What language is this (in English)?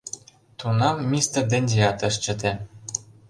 Mari